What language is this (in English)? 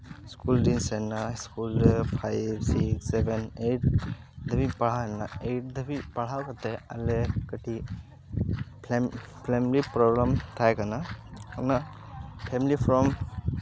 Santali